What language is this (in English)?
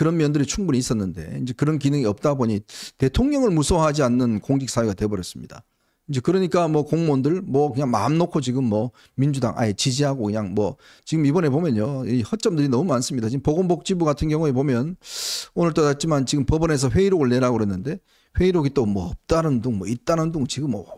Korean